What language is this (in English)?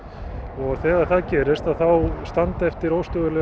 Icelandic